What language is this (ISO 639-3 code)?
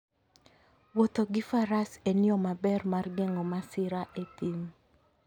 luo